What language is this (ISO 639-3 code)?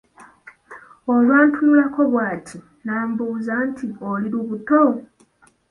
lug